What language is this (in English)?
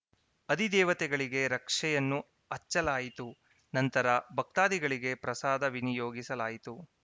Kannada